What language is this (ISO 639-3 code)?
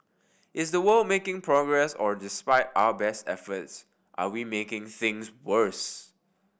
eng